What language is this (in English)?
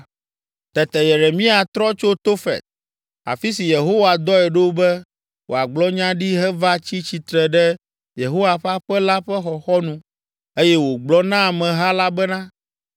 Ewe